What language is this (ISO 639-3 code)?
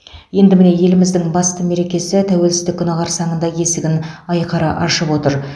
kaz